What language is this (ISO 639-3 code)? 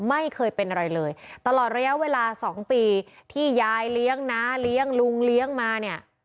tha